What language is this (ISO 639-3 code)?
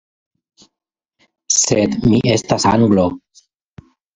epo